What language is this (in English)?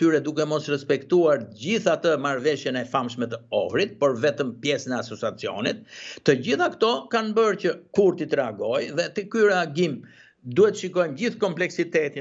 Romanian